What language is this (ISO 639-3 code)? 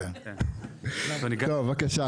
heb